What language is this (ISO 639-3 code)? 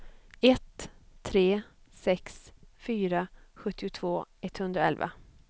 swe